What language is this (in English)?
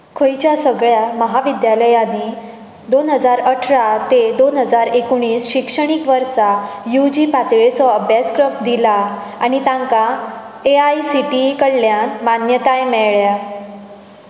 Konkani